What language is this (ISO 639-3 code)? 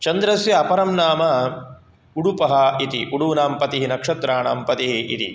san